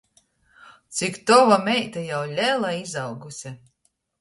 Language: Latgalian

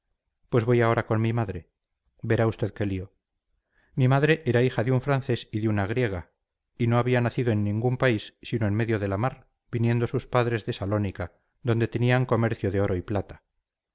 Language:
Spanish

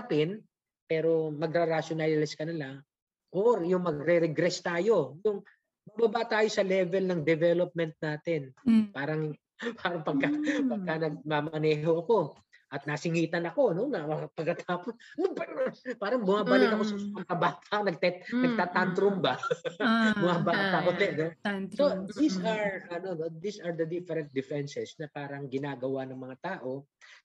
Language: Filipino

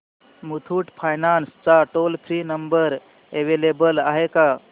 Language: Marathi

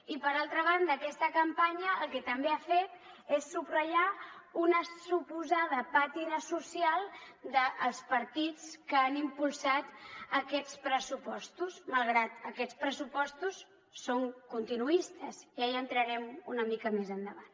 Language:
Catalan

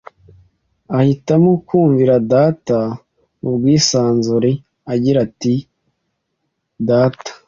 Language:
Kinyarwanda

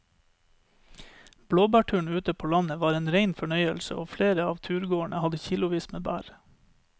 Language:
Norwegian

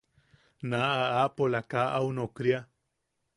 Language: Yaqui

